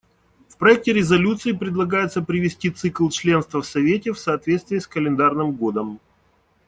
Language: Russian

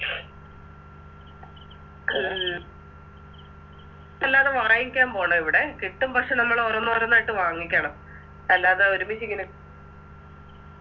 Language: Malayalam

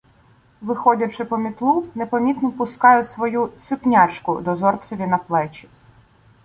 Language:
Ukrainian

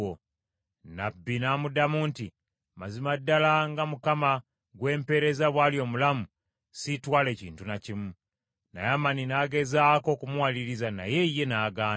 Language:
Ganda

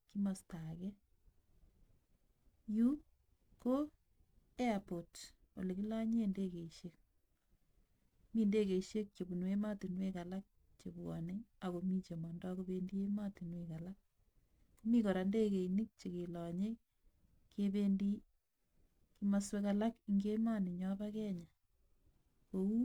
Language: Kalenjin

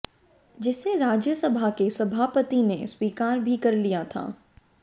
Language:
Hindi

